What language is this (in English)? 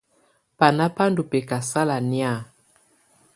Tunen